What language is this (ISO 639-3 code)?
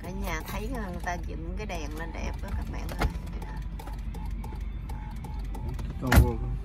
vie